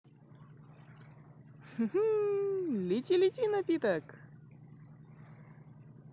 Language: Russian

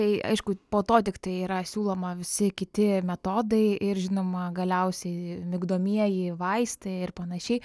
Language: Lithuanian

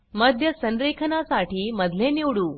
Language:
Marathi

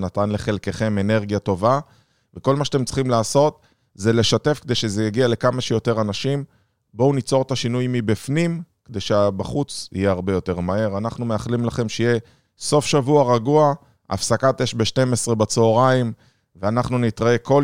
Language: Hebrew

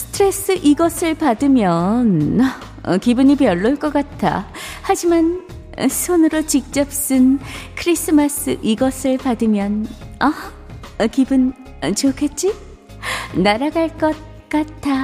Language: Korean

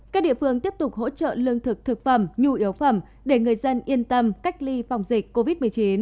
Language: Vietnamese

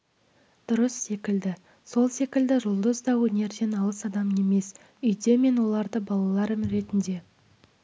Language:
Kazakh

